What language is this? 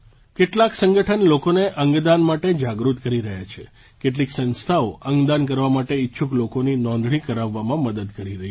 Gujarati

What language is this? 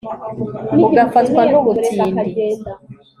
Kinyarwanda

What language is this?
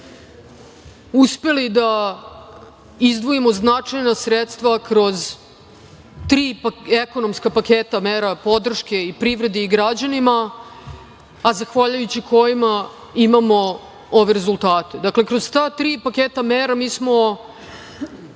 Serbian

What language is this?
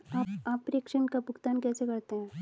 Hindi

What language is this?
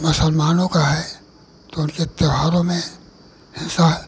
Hindi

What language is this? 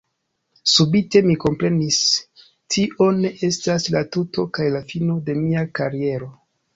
Esperanto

